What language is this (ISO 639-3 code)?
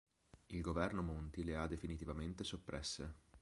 ita